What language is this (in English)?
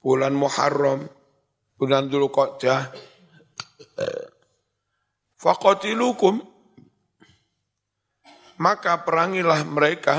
Indonesian